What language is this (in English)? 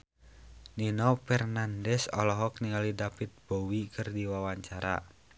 Sundanese